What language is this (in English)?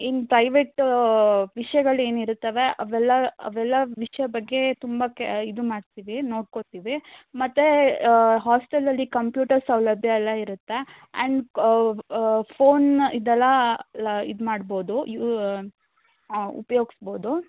Kannada